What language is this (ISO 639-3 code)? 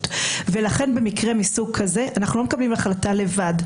heb